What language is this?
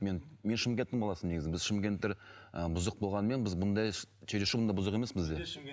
Kazakh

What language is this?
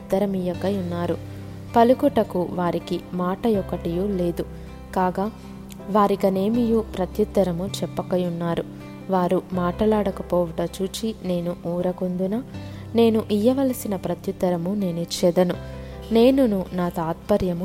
Telugu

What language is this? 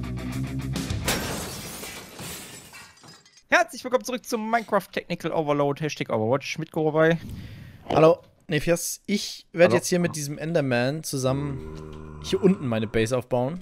German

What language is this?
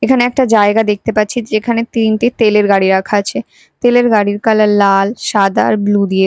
Bangla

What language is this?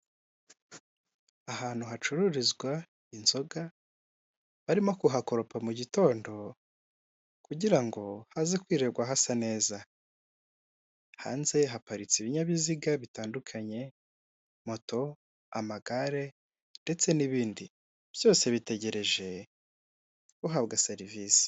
Kinyarwanda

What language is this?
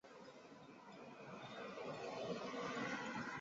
Chinese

